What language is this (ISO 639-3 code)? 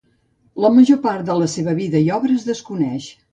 cat